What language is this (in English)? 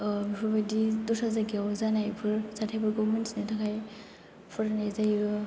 Bodo